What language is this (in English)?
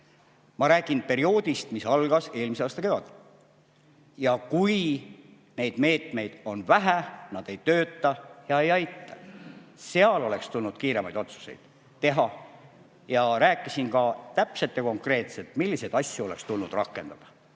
Estonian